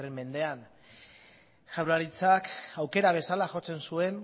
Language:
Basque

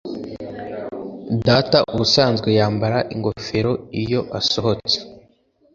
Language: Kinyarwanda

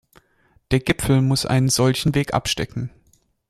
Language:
German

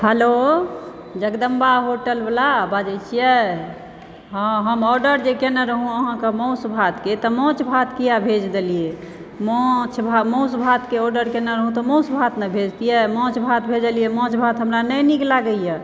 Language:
Maithili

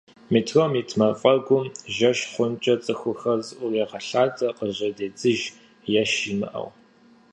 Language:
Kabardian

